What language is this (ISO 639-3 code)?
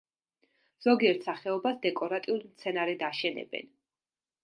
kat